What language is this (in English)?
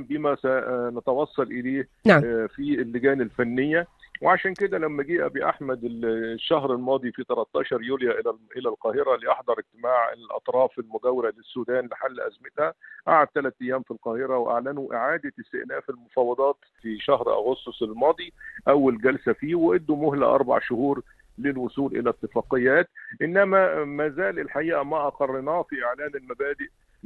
Arabic